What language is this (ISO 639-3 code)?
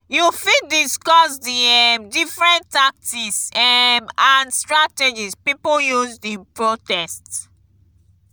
pcm